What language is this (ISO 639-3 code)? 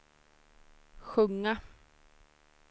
swe